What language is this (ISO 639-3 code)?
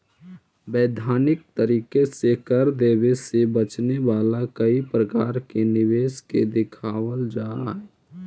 mag